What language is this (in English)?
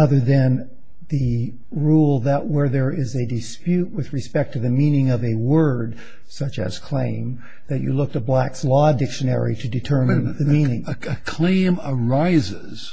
English